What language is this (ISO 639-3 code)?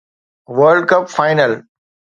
snd